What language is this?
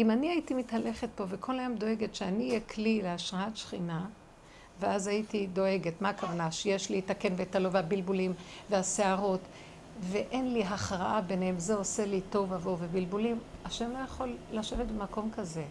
Hebrew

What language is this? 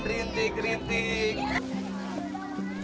Indonesian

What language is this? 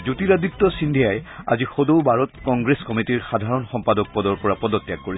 Assamese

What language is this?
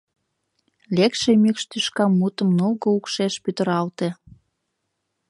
Mari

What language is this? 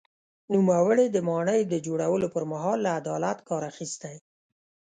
Pashto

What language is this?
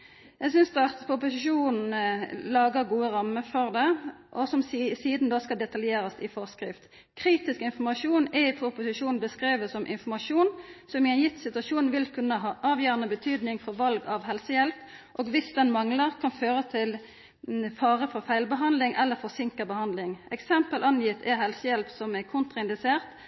Norwegian Nynorsk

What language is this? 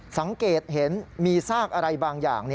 Thai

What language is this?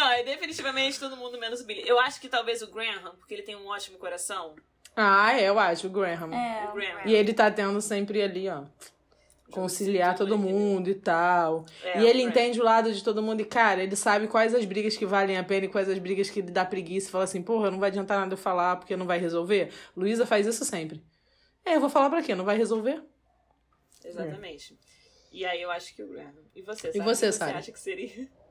Portuguese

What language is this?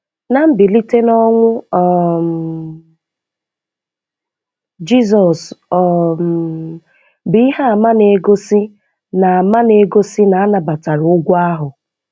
Igbo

